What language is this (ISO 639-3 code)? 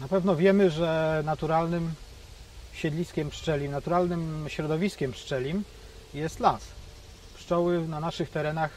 pol